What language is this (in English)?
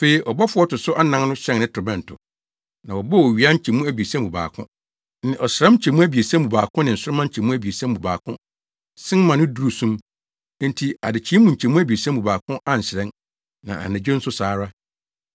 Akan